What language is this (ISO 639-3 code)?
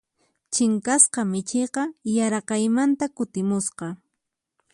qxp